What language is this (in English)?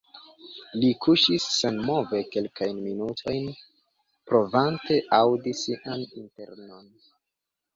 Esperanto